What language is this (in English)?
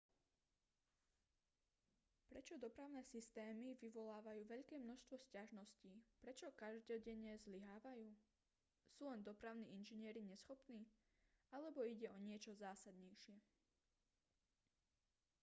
Slovak